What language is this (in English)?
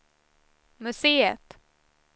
Swedish